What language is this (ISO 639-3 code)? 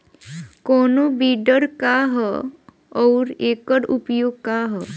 bho